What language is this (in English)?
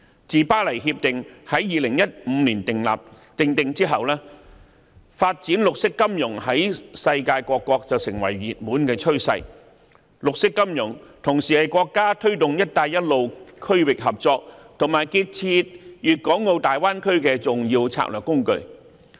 Cantonese